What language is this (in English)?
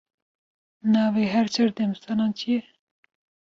Kurdish